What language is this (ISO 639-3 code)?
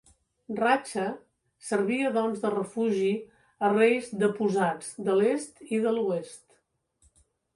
cat